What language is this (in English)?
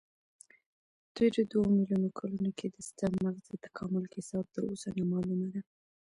Pashto